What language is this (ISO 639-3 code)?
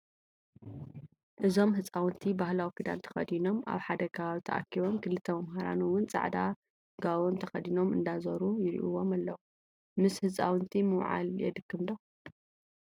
tir